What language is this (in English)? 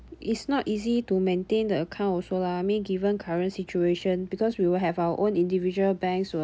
English